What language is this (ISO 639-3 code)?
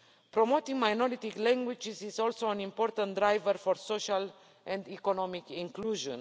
eng